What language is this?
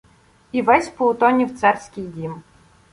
Ukrainian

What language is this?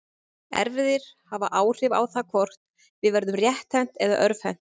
Icelandic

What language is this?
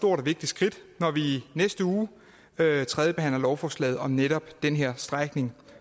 Danish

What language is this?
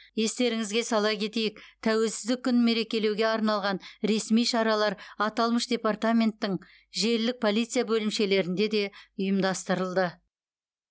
Kazakh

